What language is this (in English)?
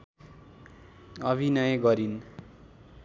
Nepali